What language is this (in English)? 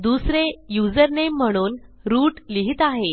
Marathi